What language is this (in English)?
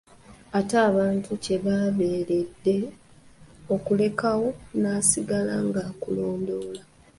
Ganda